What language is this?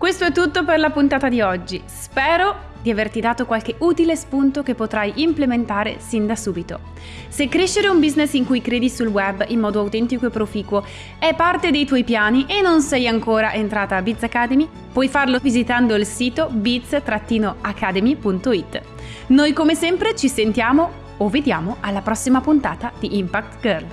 Italian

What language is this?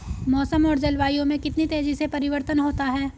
Hindi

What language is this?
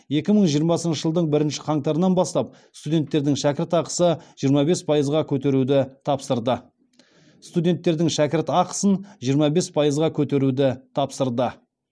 Kazakh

